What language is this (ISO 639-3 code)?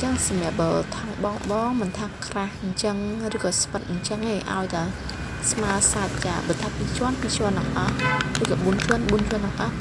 vie